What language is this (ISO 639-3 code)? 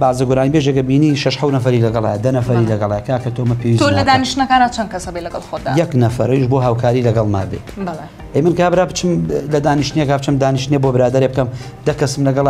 ara